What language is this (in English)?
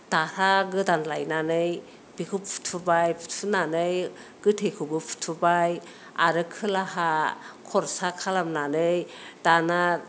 Bodo